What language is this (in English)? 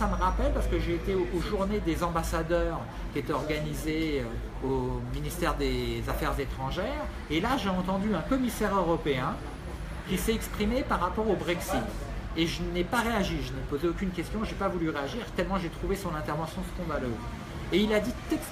French